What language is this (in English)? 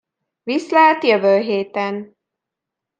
Hungarian